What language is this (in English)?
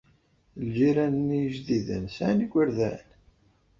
Kabyle